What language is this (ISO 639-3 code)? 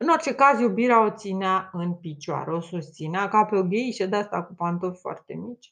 ron